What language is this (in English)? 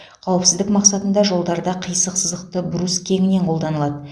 Kazakh